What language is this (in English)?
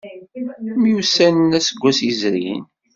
Kabyle